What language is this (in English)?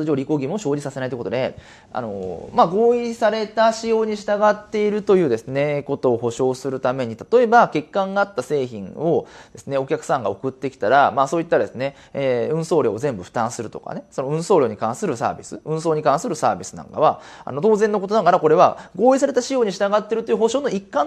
Japanese